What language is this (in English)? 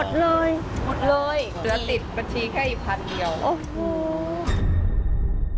Thai